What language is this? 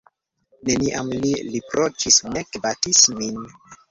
Esperanto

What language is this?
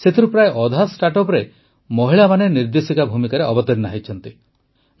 Odia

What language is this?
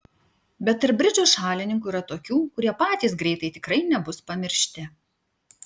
Lithuanian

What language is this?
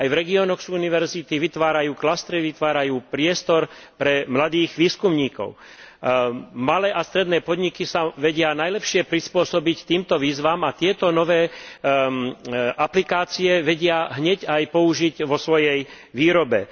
Slovak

